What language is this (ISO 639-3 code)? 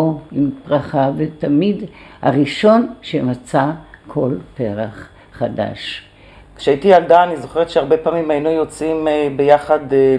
heb